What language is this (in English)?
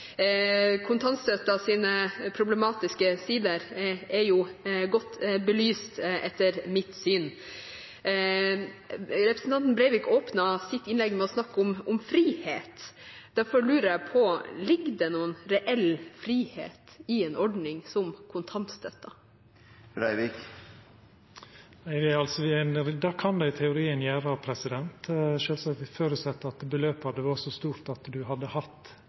Norwegian